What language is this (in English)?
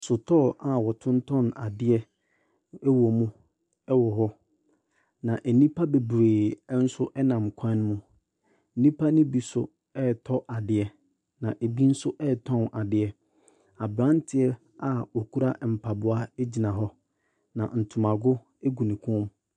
Akan